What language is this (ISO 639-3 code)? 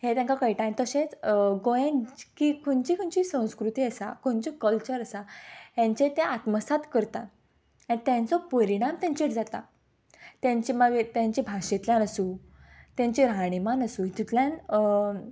kok